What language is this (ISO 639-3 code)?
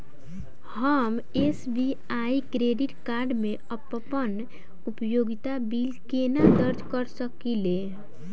mai